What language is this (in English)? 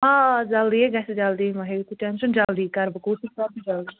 Kashmiri